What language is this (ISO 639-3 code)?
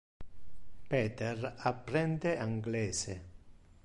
ina